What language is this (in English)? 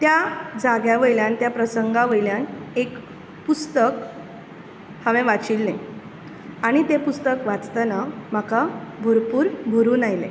Konkani